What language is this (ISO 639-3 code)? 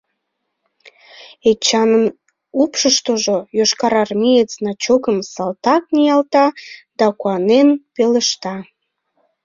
chm